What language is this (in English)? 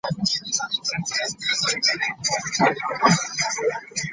Ganda